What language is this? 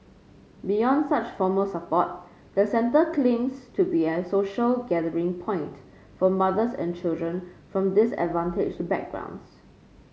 English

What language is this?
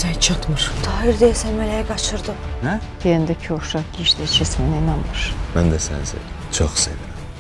Turkish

